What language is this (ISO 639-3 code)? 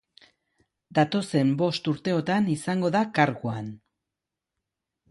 eus